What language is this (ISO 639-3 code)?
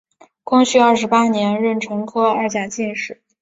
zho